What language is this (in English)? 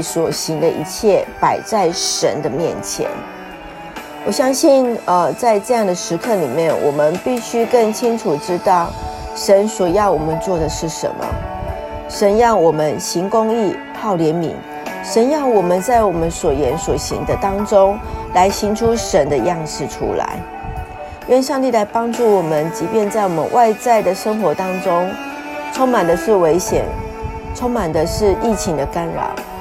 Chinese